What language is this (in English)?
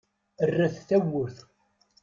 Kabyle